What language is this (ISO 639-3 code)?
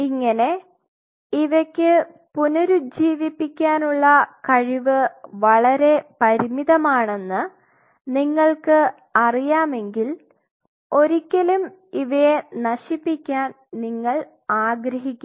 mal